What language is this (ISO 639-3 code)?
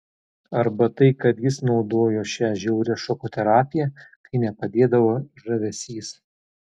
lit